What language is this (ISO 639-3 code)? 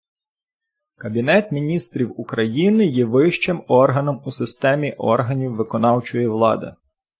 ukr